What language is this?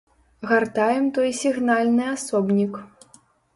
Belarusian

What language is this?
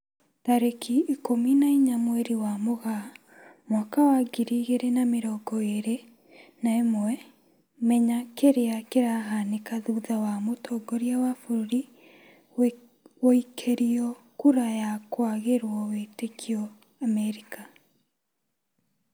Kikuyu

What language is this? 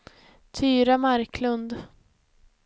Swedish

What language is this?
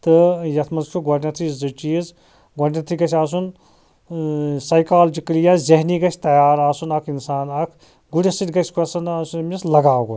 Kashmiri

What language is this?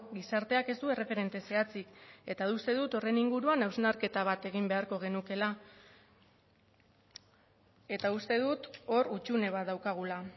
Basque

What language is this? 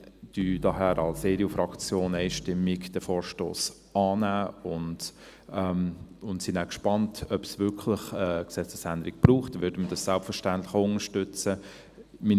Swiss German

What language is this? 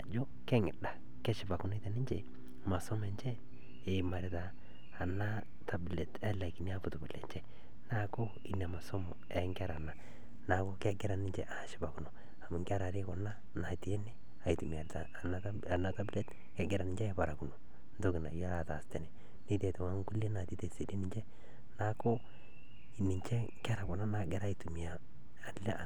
Masai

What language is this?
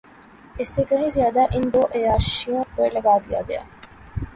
Urdu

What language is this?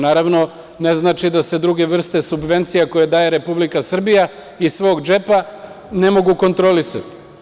Serbian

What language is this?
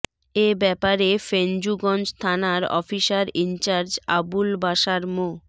Bangla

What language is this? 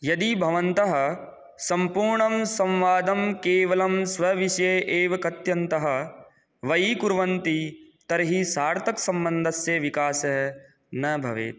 Sanskrit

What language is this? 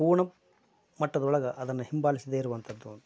Kannada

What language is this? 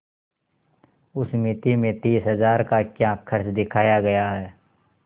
Hindi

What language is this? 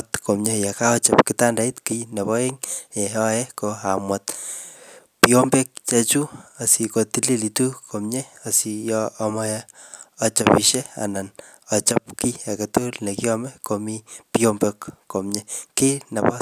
Kalenjin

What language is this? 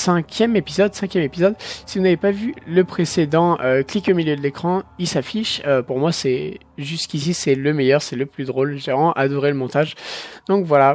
French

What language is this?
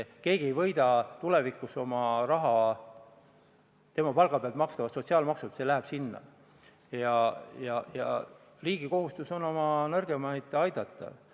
Estonian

